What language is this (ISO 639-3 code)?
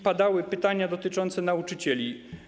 pol